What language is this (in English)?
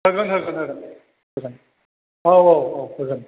Bodo